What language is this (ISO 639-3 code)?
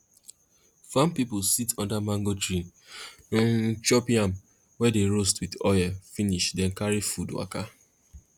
pcm